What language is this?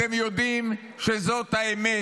Hebrew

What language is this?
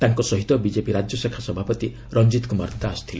Odia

